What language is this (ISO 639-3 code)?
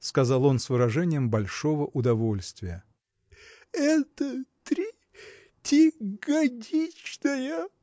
rus